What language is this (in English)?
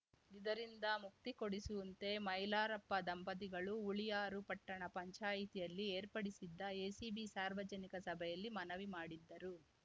Kannada